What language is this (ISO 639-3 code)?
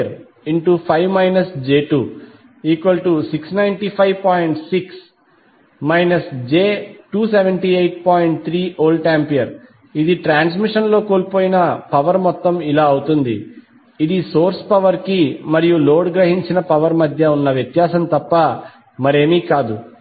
tel